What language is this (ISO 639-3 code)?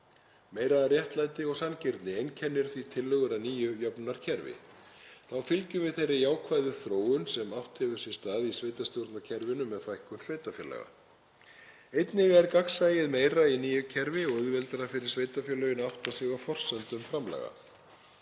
isl